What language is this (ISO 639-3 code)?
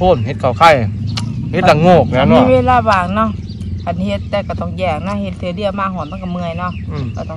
tha